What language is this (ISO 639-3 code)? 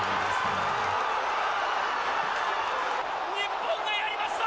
jpn